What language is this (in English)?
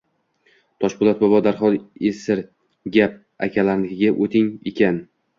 Uzbek